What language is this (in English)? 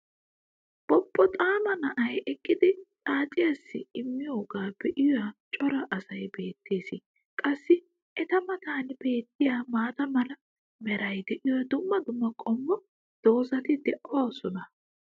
Wolaytta